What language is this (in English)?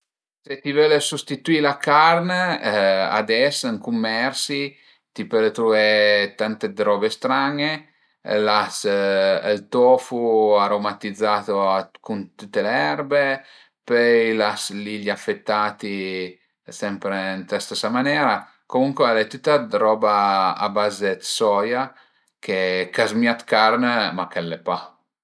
Piedmontese